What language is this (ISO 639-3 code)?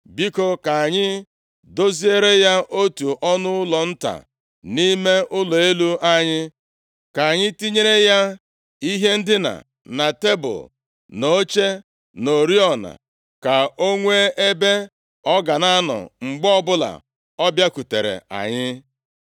ibo